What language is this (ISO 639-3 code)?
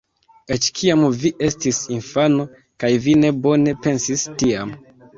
epo